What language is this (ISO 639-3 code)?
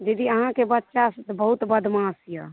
mai